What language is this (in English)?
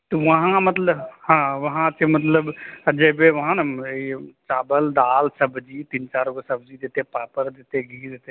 Maithili